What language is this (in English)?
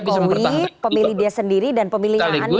Indonesian